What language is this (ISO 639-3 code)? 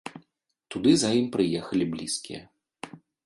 bel